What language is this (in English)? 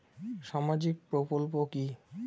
Bangla